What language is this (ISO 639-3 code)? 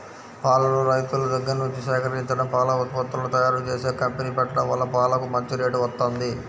tel